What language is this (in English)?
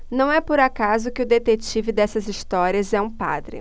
Portuguese